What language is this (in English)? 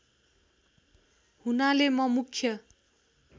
Nepali